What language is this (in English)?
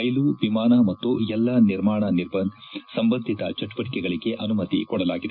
Kannada